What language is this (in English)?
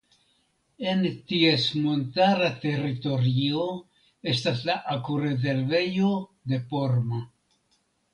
Esperanto